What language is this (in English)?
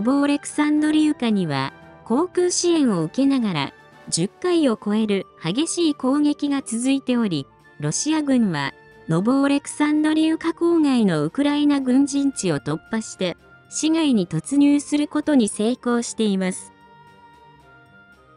Japanese